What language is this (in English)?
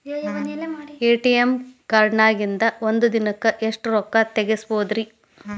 Kannada